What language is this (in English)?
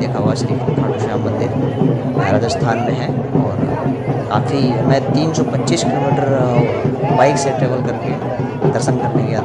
Hindi